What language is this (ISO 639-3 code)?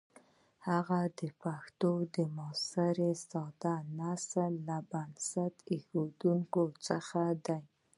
pus